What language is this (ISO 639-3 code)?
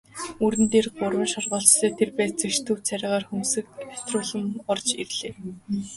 mon